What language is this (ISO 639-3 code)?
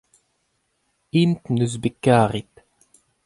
bre